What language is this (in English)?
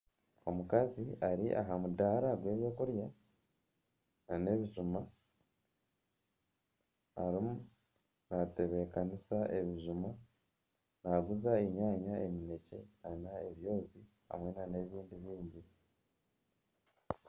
Nyankole